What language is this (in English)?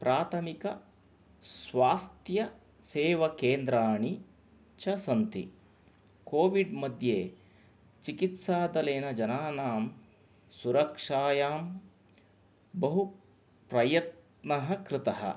Sanskrit